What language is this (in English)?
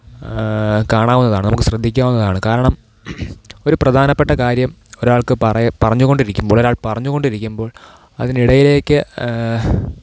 Malayalam